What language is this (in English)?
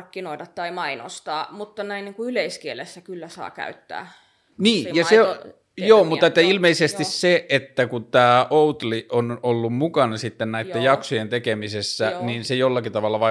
Finnish